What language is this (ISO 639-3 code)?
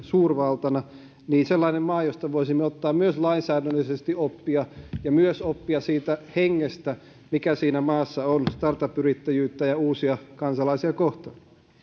fin